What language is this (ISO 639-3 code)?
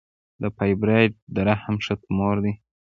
pus